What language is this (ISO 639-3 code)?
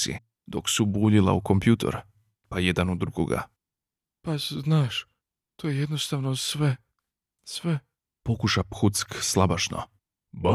hrv